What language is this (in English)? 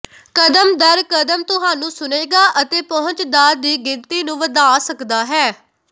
Punjabi